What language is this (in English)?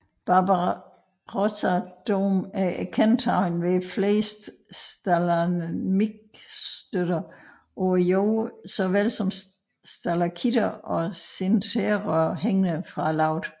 Danish